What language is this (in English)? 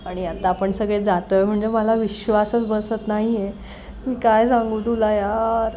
Marathi